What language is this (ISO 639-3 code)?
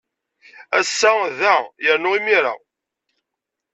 kab